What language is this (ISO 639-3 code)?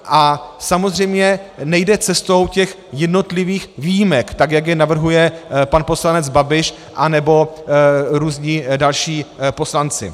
ces